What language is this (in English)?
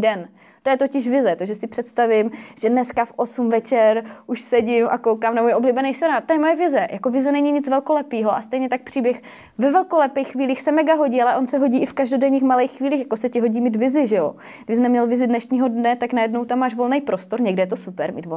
Czech